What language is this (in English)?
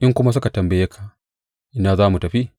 Hausa